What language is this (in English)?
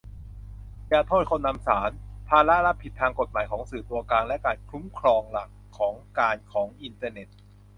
Thai